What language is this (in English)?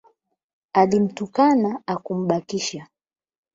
Swahili